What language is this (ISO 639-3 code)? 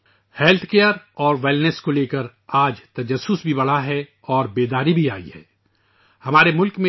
urd